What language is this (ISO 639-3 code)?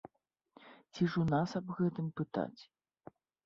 bel